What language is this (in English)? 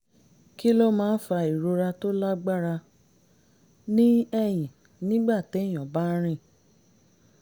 Yoruba